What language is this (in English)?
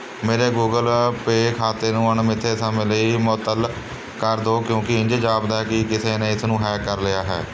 Punjabi